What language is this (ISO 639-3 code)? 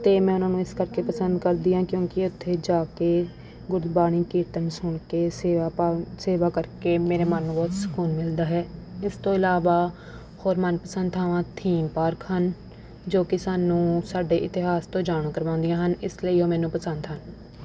pan